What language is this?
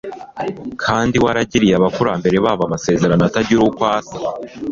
Kinyarwanda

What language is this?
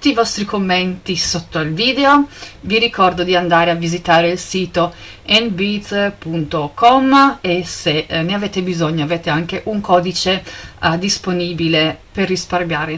Italian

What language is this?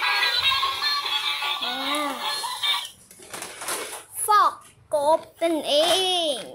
Thai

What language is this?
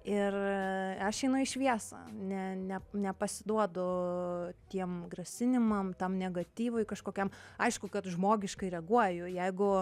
Lithuanian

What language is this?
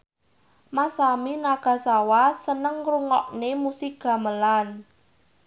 Javanese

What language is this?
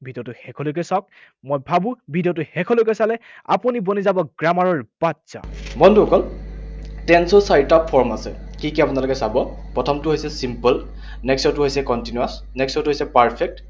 Assamese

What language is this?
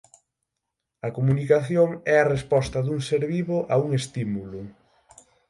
Galician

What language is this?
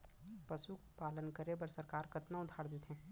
Chhattisgarhi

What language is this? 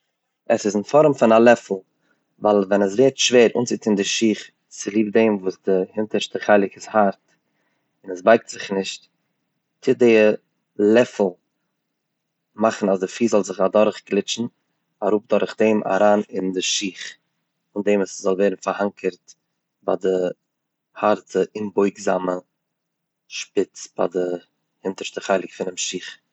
Yiddish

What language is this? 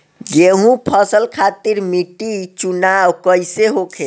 Bhojpuri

